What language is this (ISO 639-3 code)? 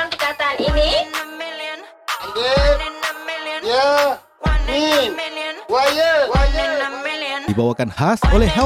msa